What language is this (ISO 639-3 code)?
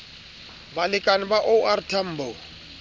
sot